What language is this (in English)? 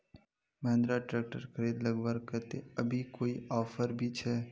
Magahi